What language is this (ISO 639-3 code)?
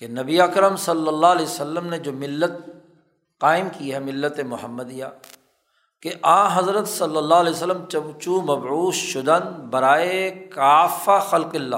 urd